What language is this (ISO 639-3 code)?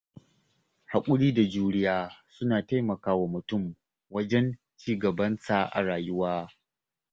hau